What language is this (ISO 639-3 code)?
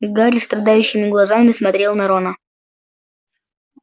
rus